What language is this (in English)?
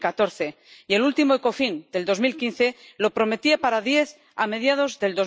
Spanish